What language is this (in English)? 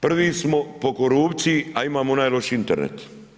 Croatian